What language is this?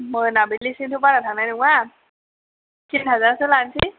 Bodo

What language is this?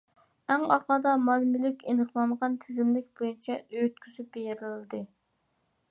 Uyghur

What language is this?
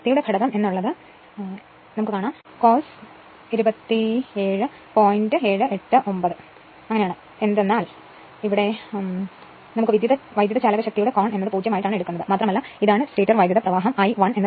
Malayalam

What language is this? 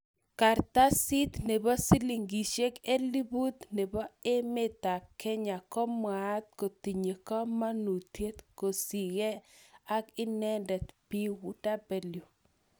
Kalenjin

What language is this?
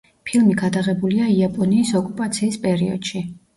Georgian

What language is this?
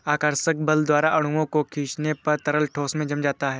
Hindi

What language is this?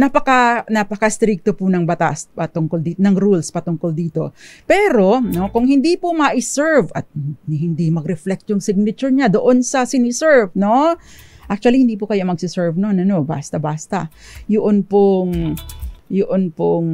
Filipino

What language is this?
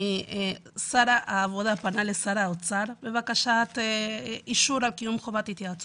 Hebrew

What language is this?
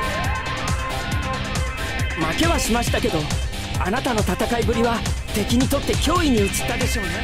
Japanese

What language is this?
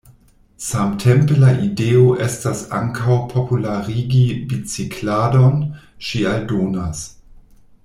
Esperanto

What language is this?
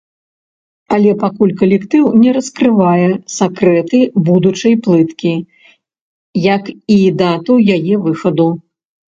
Belarusian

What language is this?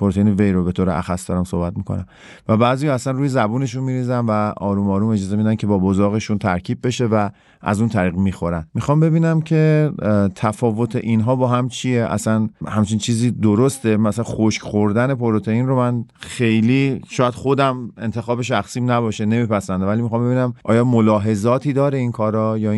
Persian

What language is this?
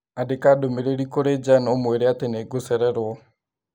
Kikuyu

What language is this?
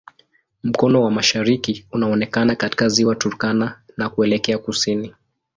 Swahili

